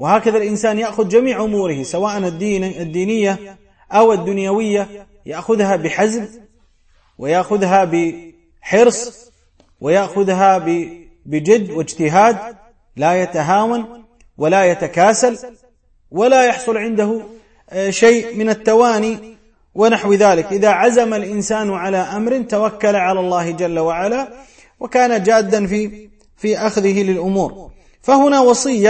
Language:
Arabic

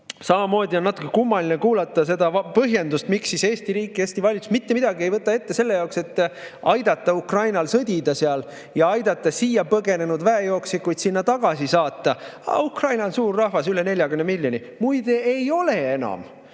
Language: Estonian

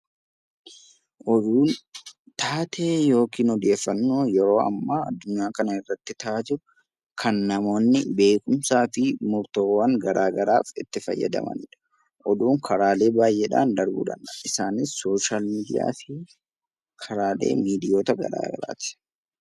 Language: Oromo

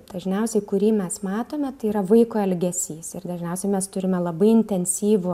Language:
Lithuanian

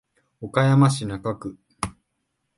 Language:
Japanese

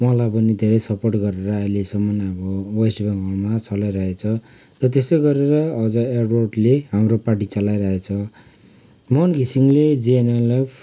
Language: Nepali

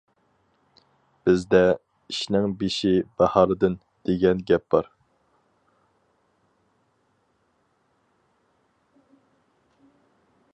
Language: Uyghur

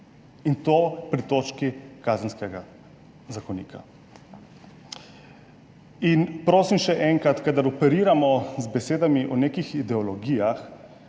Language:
Slovenian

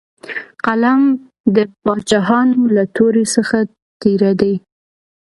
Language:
Pashto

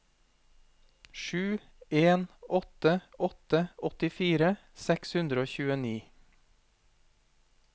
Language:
Norwegian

